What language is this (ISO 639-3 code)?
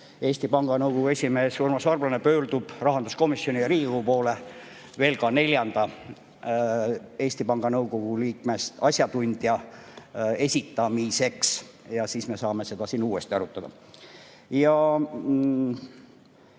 est